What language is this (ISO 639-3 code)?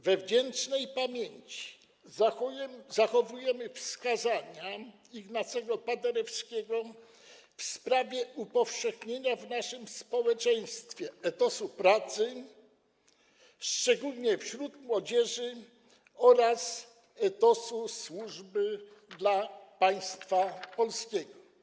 pol